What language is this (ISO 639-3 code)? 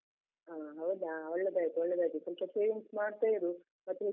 kan